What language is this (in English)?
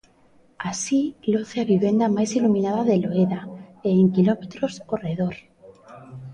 Galician